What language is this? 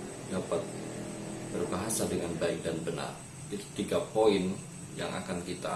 Indonesian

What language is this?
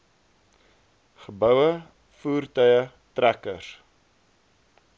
Afrikaans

